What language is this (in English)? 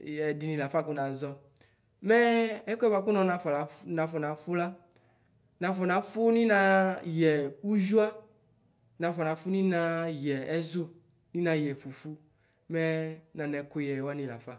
Ikposo